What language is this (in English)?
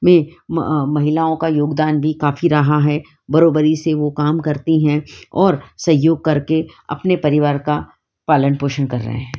Hindi